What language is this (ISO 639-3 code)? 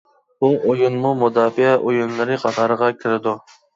uig